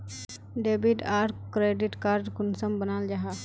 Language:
Magahi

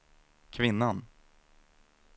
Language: Swedish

